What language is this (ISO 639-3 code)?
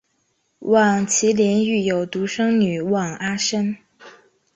zho